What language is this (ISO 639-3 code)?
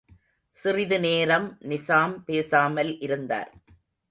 tam